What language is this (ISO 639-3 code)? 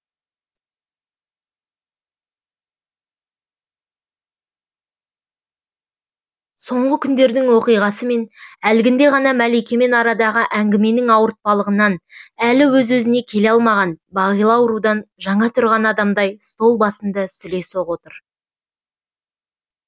kaz